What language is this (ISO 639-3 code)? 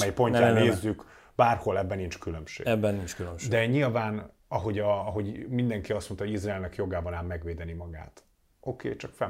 hun